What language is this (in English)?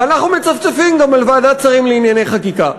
Hebrew